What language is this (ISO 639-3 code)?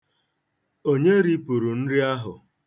ibo